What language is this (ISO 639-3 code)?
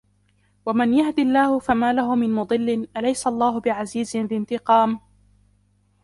ara